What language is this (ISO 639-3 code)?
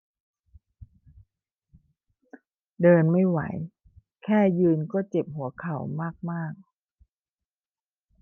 tha